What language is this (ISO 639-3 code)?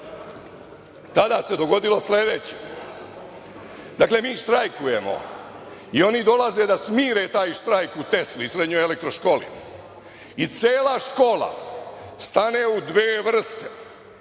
srp